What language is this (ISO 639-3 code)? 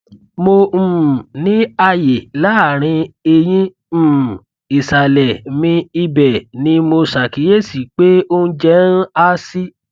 yor